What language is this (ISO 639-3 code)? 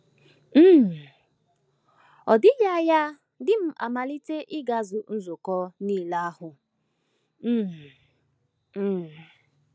ibo